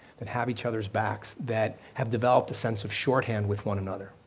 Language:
English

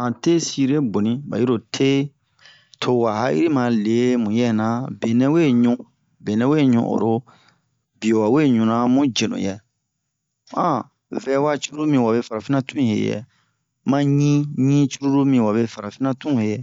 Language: Bomu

